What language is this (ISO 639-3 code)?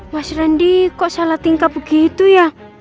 ind